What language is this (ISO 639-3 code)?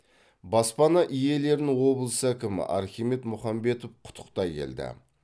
kaz